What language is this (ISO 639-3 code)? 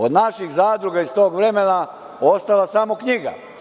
srp